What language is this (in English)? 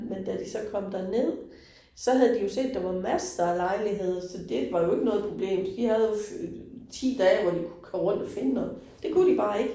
Danish